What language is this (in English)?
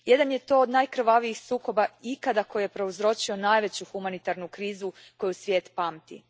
Croatian